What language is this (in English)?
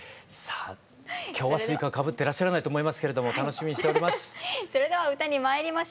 Japanese